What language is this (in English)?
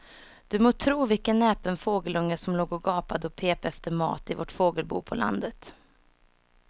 Swedish